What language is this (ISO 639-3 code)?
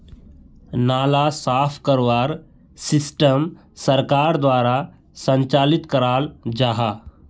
mag